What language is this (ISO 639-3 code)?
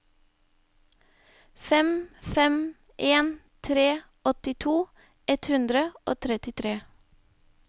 nor